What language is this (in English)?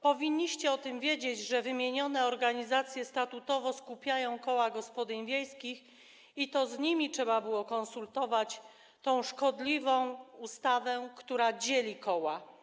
Polish